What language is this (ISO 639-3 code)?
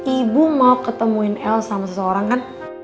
ind